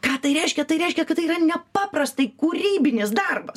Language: Lithuanian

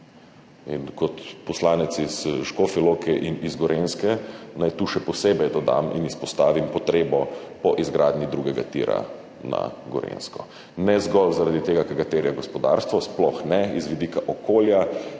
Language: Slovenian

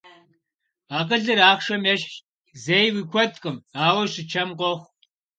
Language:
Kabardian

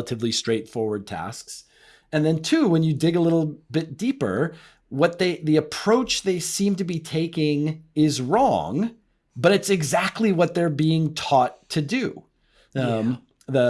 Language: English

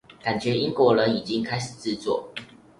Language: Chinese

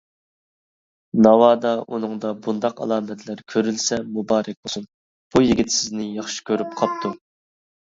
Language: Uyghur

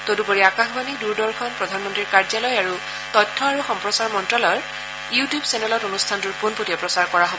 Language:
Assamese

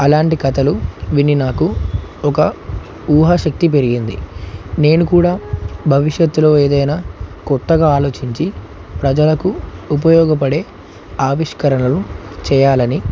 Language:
Telugu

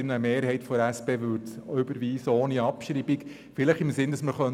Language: Swiss German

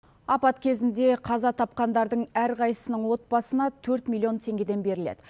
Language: Kazakh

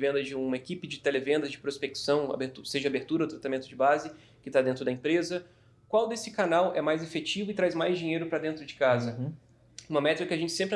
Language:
Portuguese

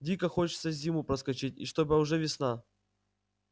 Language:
Russian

